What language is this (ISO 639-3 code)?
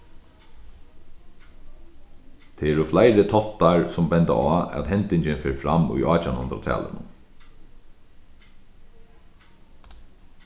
fao